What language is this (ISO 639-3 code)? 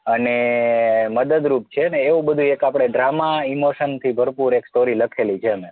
guj